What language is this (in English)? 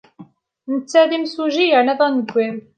Kabyle